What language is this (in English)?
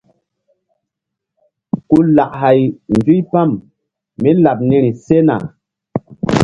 Mbum